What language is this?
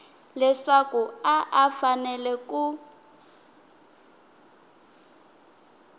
Tsonga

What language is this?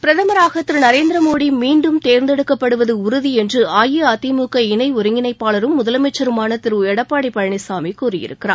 Tamil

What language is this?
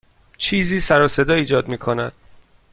Persian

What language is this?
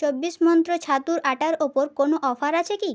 Bangla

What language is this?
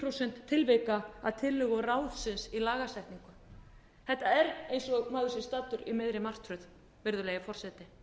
Icelandic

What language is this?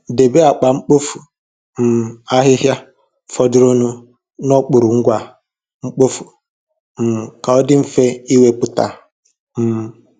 Igbo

